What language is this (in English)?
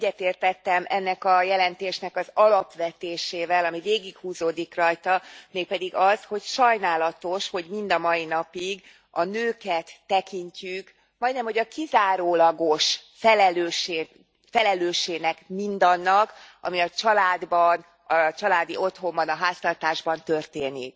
Hungarian